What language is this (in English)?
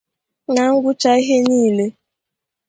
Igbo